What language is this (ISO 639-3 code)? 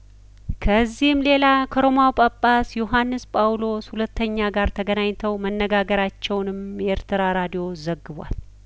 amh